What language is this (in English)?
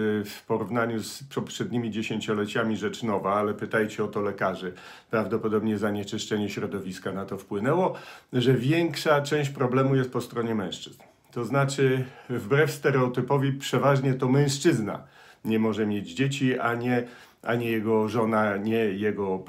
Polish